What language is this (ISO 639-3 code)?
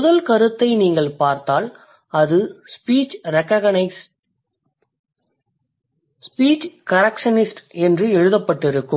tam